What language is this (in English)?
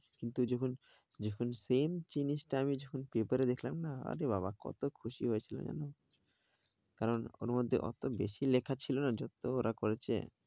Bangla